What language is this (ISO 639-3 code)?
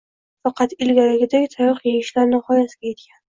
uzb